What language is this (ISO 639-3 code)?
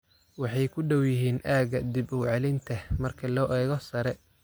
som